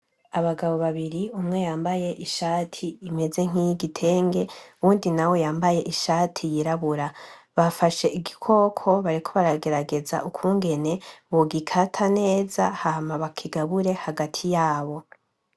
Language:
Rundi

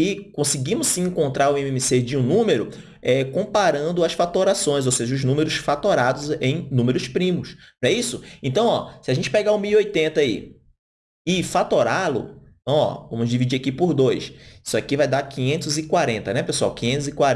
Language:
Portuguese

